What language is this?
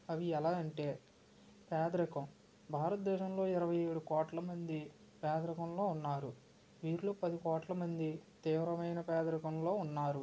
Telugu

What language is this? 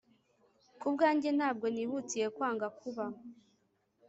Kinyarwanda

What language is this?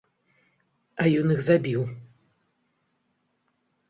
Belarusian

